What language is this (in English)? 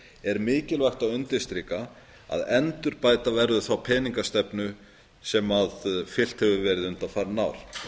Icelandic